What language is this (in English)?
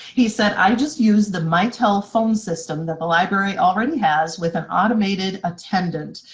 English